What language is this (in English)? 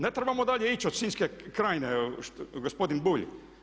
Croatian